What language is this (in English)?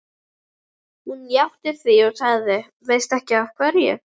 Icelandic